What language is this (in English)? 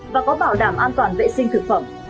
Vietnamese